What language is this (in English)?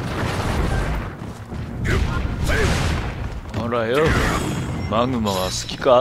Japanese